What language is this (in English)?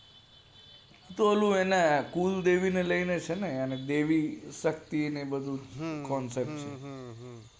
Gujarati